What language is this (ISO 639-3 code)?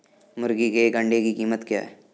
hin